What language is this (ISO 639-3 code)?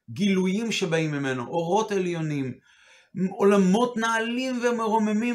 heb